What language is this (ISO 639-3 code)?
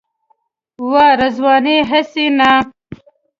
pus